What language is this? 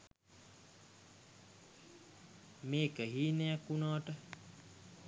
Sinhala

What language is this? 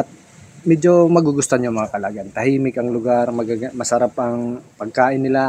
Filipino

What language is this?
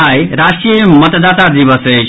Maithili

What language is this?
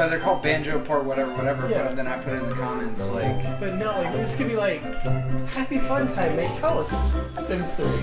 English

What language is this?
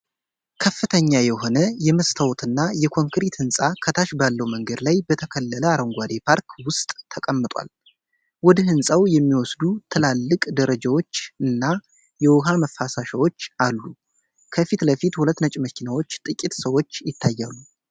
Amharic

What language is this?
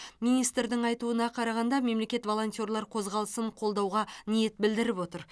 Kazakh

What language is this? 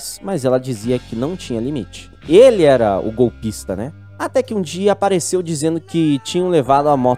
Portuguese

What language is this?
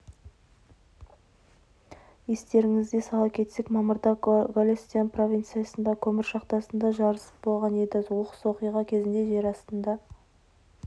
Kazakh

